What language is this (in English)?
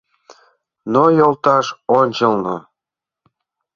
Mari